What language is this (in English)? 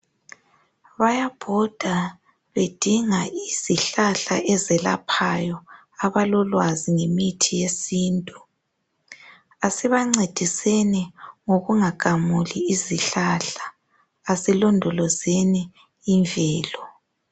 North Ndebele